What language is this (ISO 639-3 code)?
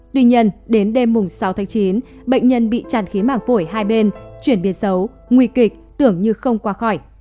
vie